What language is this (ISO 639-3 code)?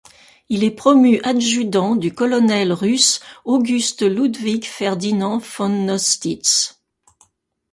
fra